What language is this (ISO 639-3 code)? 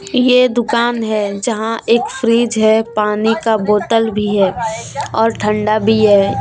hin